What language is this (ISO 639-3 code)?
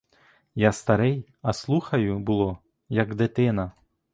ukr